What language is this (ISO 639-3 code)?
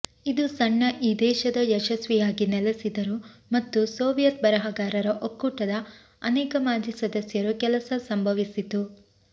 kan